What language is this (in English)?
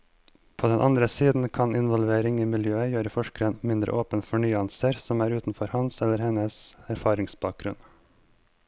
Norwegian